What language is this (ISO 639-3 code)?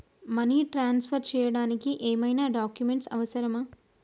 tel